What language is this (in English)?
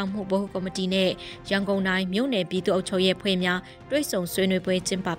Thai